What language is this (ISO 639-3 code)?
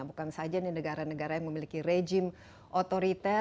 ind